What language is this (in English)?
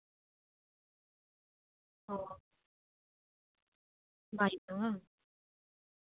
Santali